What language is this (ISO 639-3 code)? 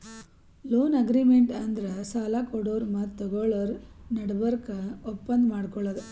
kan